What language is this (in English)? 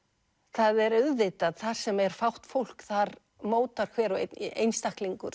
Icelandic